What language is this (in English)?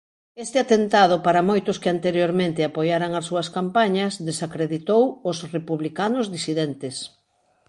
Galician